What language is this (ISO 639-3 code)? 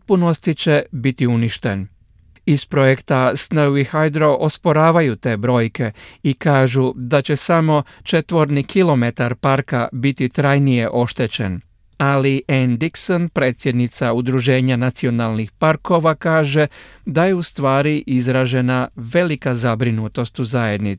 hrv